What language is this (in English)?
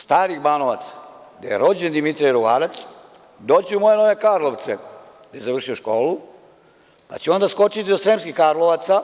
Serbian